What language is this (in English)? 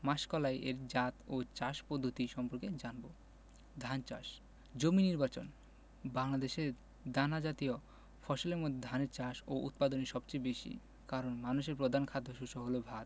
Bangla